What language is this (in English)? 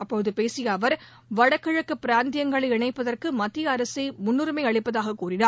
Tamil